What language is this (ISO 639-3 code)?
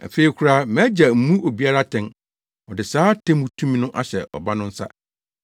aka